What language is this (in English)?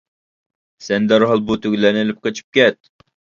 Uyghur